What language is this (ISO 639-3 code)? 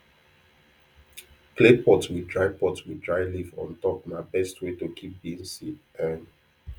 pcm